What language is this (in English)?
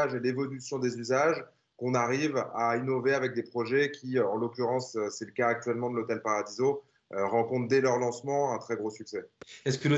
French